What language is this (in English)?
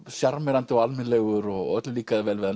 Icelandic